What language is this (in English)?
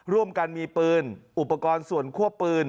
Thai